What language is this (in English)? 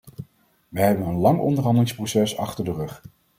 Dutch